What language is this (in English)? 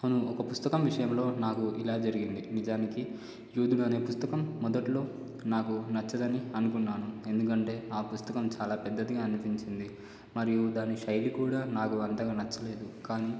Telugu